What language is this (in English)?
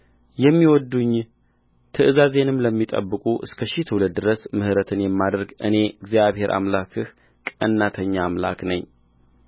Amharic